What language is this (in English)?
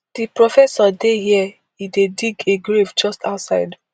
Nigerian Pidgin